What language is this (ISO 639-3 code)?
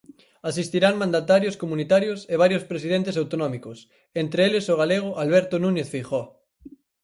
glg